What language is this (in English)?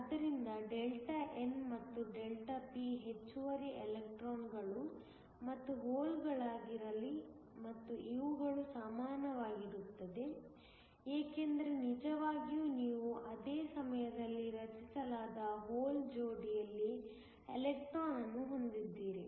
Kannada